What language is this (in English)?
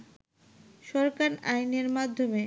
Bangla